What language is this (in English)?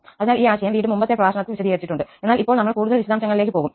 Malayalam